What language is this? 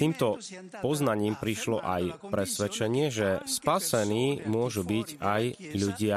Slovak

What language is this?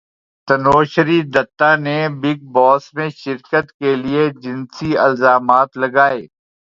Urdu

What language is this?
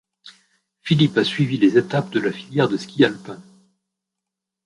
French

